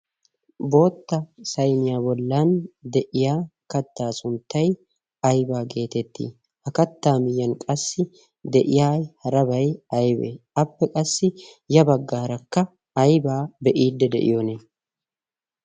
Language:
Wolaytta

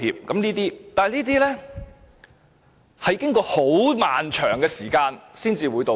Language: Cantonese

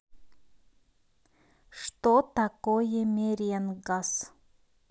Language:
Russian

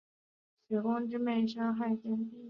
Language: Chinese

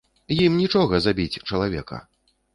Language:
Belarusian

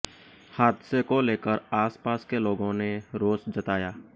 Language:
Hindi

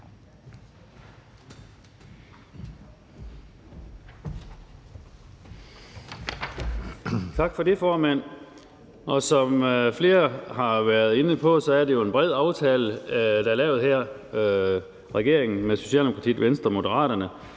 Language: Danish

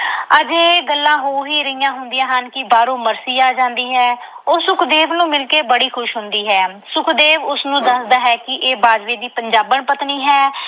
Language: Punjabi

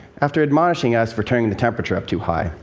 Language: English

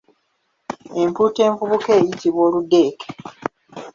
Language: Ganda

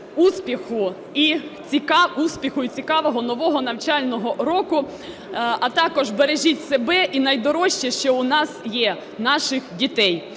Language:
Ukrainian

